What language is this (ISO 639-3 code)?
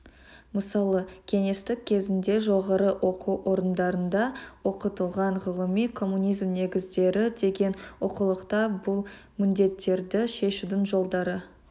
kaz